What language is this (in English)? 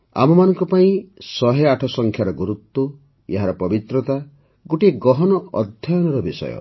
Odia